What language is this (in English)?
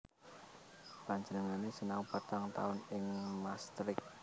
Javanese